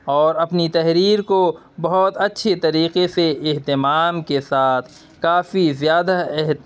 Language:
Urdu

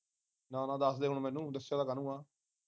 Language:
Punjabi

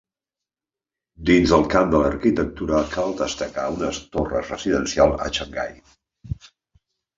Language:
Catalan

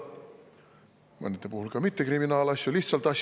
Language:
Estonian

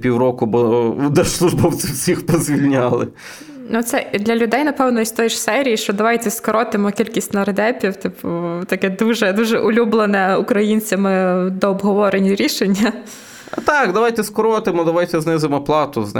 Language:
Ukrainian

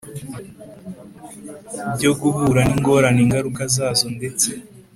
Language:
Kinyarwanda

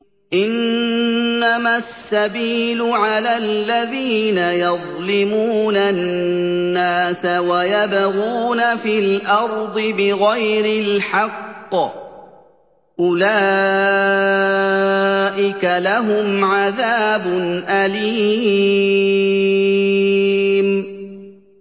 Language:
Arabic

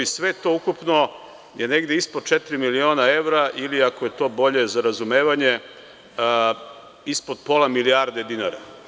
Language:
Serbian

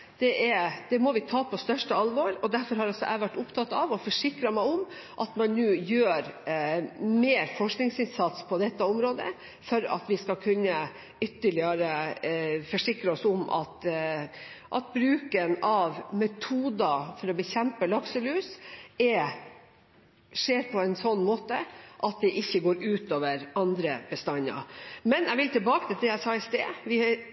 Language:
Norwegian Bokmål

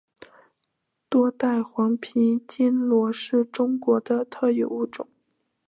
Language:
Chinese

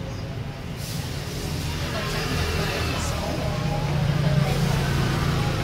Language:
Vietnamese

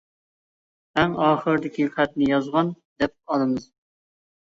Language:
Uyghur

